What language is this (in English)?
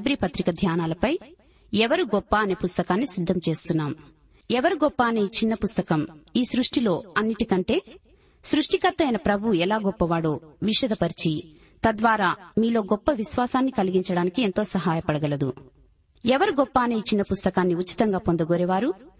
Telugu